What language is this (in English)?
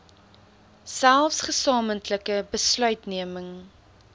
Afrikaans